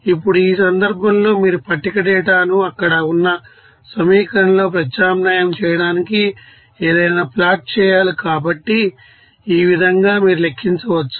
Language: Telugu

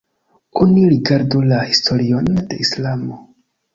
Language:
Esperanto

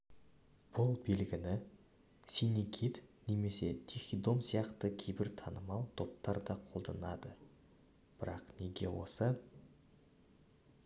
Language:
Kazakh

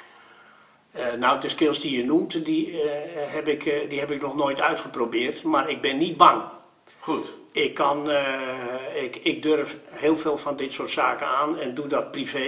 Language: Dutch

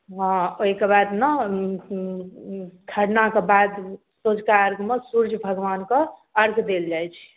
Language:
Maithili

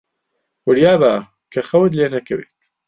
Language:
Central Kurdish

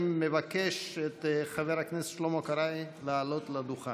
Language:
Hebrew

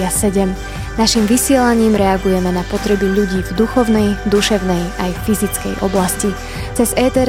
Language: Slovak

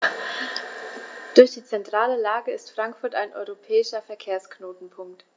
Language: German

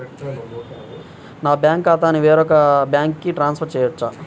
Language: Telugu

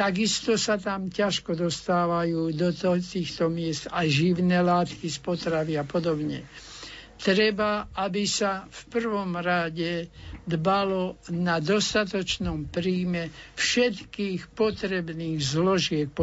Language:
Slovak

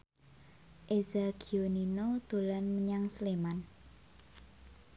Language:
Javanese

